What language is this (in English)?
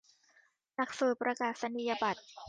Thai